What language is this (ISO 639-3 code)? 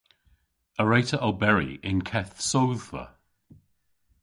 cor